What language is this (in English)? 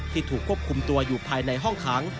Thai